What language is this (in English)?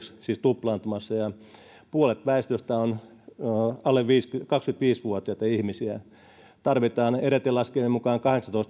Finnish